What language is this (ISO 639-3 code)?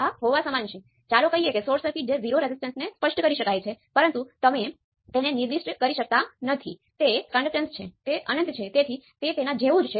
guj